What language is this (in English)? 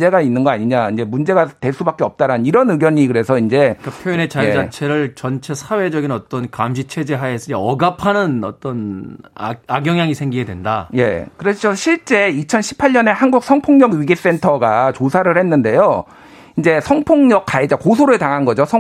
Korean